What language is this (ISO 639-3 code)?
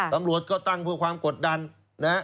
tha